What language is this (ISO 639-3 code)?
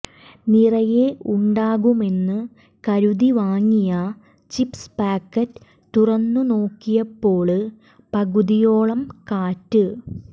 mal